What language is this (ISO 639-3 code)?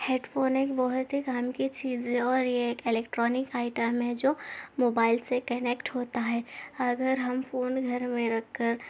urd